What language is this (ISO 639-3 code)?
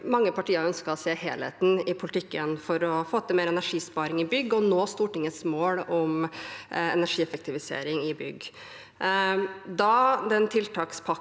nor